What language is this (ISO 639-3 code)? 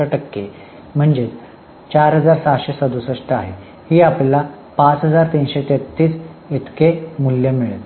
mar